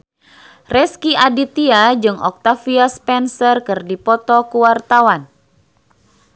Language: Sundanese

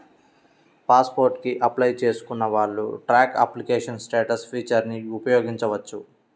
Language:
Telugu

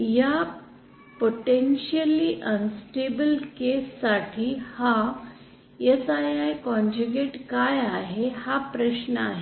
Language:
Marathi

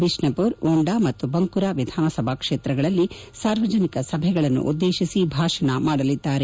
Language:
Kannada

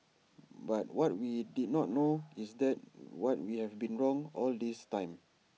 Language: English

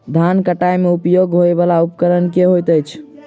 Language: Maithili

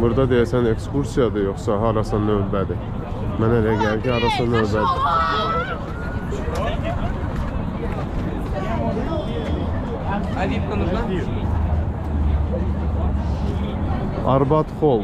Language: Turkish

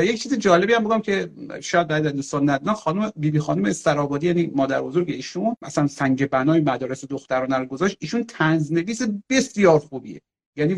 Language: Persian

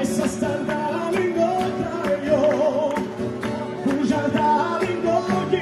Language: Romanian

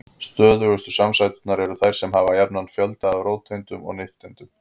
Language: Icelandic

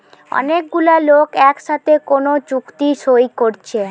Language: Bangla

